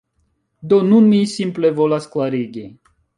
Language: Esperanto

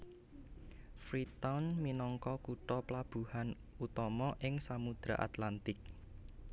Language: Javanese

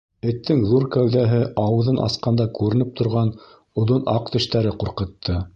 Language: Bashkir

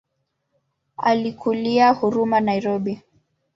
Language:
Swahili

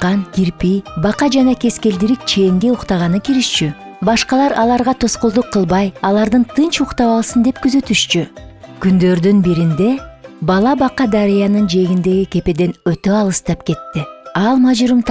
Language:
Turkish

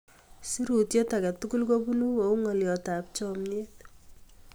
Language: Kalenjin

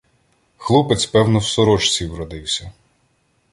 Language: Ukrainian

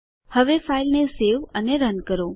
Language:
Gujarati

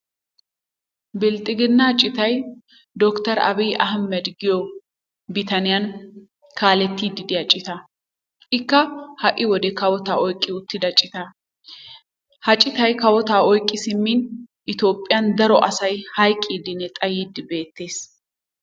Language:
Wolaytta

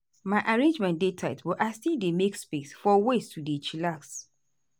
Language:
Nigerian Pidgin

